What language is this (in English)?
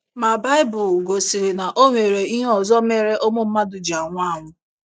Igbo